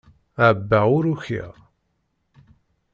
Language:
Kabyle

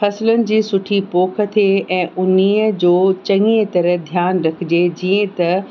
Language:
Sindhi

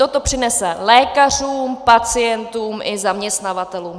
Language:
Czech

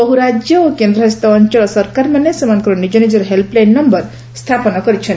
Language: Odia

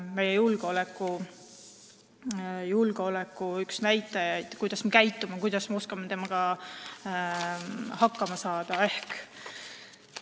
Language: Estonian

